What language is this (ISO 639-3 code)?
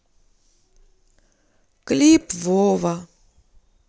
rus